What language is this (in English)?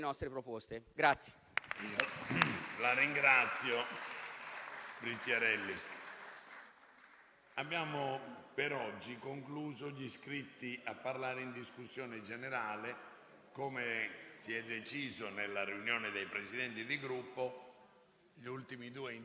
Italian